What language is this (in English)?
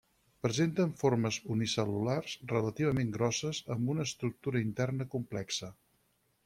Catalan